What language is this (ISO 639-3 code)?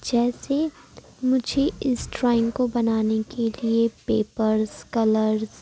urd